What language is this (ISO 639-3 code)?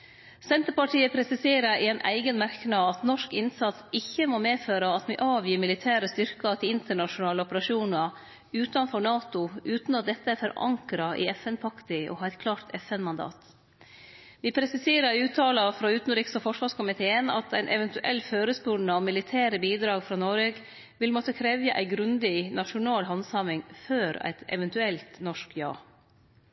nno